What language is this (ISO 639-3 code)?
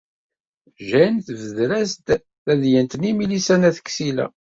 kab